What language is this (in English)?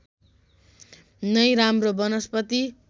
Nepali